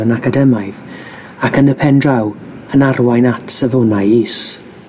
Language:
Welsh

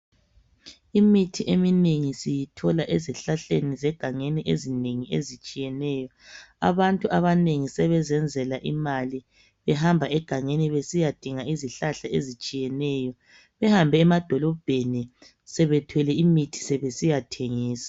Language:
North Ndebele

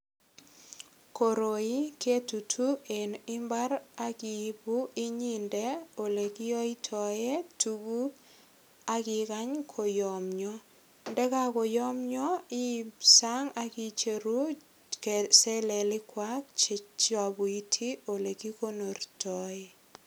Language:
Kalenjin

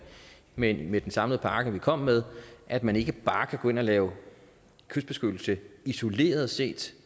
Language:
Danish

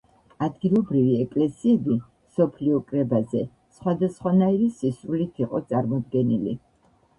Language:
Georgian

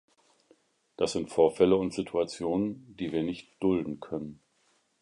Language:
German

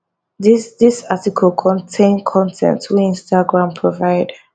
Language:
Nigerian Pidgin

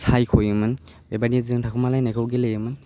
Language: Bodo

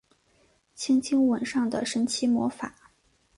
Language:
Chinese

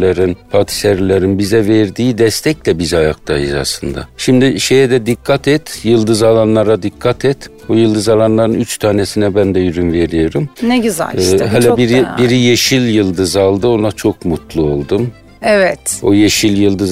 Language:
Turkish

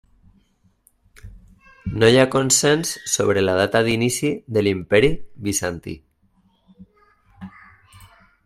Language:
Catalan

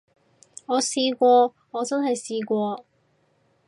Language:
Cantonese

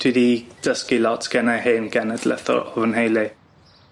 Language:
Welsh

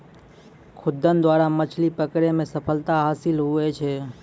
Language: Maithili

